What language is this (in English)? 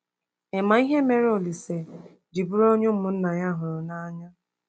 Igbo